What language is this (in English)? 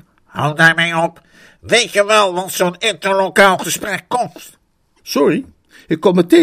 Dutch